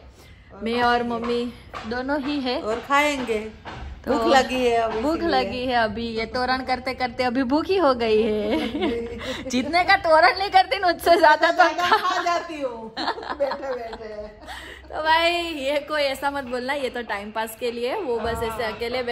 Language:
Hindi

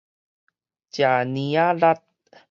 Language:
Min Nan Chinese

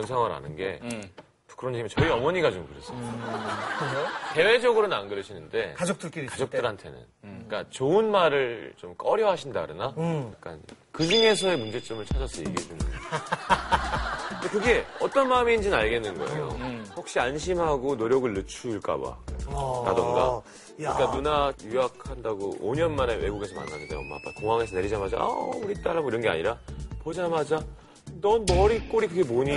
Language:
Korean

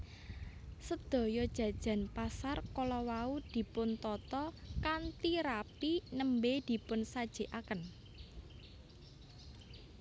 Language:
Javanese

